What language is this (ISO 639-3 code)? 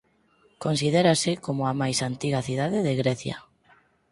glg